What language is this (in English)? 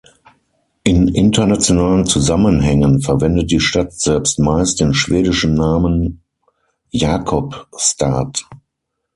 German